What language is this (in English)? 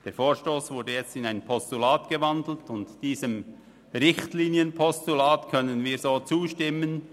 Swiss German